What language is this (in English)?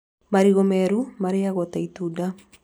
Kikuyu